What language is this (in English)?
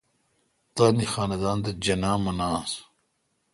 Kalkoti